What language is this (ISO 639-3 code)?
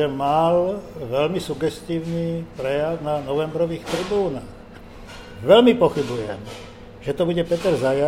slk